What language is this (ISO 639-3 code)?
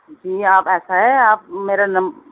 urd